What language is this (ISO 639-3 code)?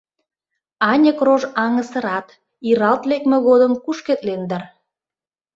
chm